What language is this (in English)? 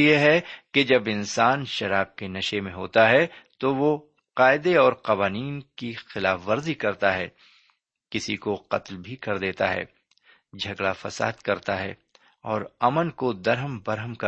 Urdu